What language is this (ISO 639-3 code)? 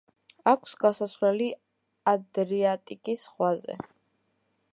kat